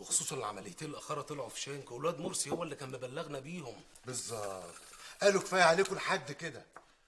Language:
Arabic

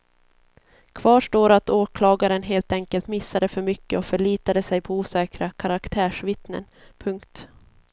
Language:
Swedish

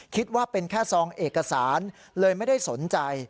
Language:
Thai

